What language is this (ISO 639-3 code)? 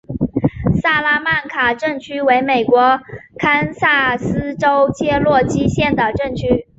zho